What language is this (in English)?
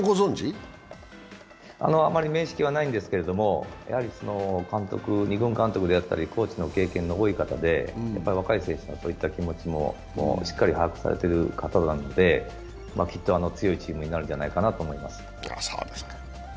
Japanese